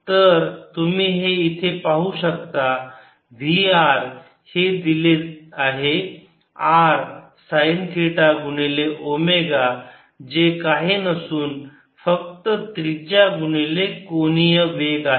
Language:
Marathi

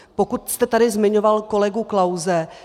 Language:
Czech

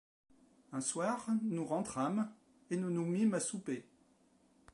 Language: French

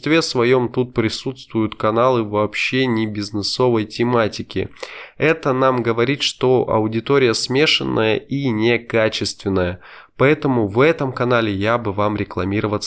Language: Russian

